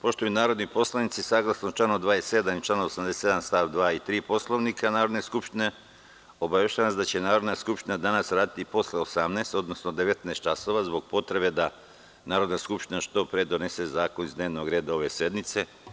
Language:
Serbian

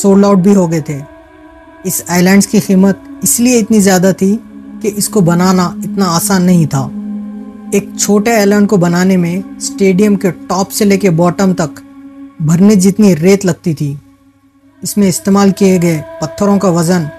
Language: Hindi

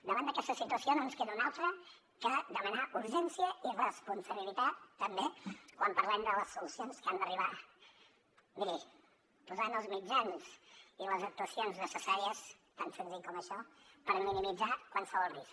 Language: Catalan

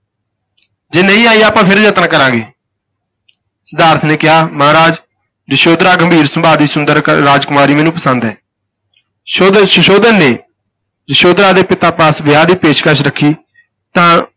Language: Punjabi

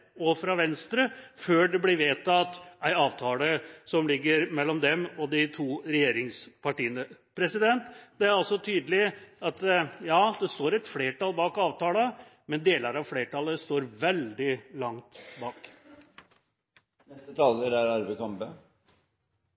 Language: Norwegian Bokmål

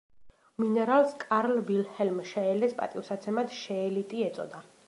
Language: Georgian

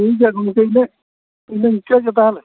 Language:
Santali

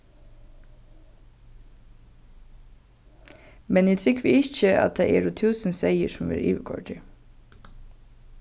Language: Faroese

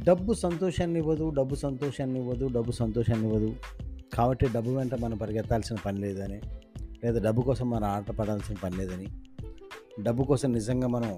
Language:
Telugu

